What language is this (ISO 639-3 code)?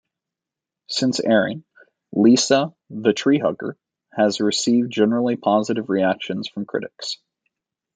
eng